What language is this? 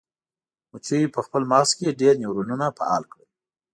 Pashto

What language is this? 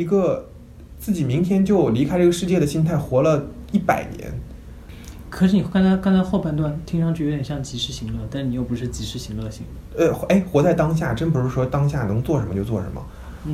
Chinese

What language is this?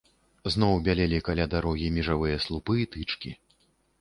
Belarusian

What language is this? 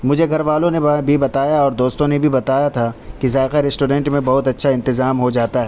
Urdu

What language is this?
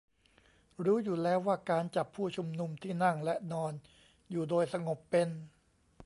Thai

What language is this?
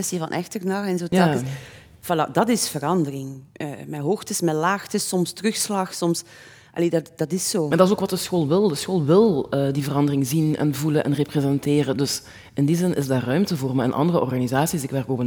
Dutch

